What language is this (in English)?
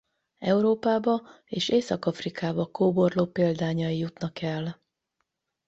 Hungarian